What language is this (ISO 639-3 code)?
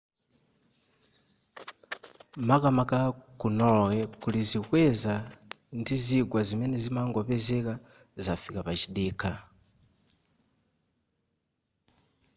nya